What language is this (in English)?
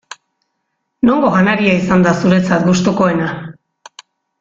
Basque